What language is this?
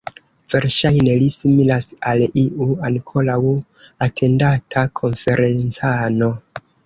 Esperanto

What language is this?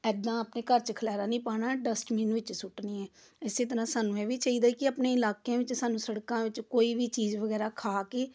Punjabi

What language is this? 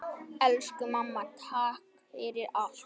Icelandic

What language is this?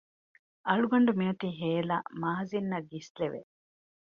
Divehi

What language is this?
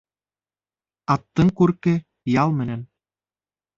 Bashkir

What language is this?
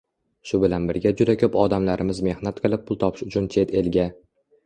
Uzbek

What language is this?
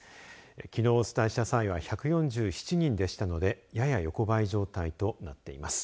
Japanese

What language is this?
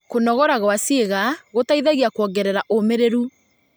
Kikuyu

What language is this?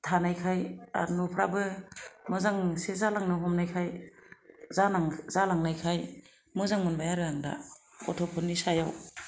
Bodo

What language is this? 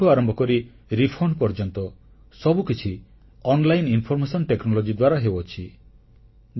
Odia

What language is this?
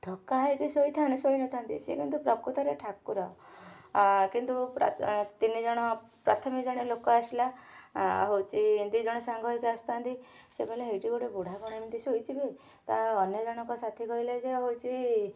Odia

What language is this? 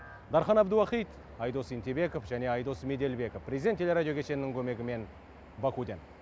Kazakh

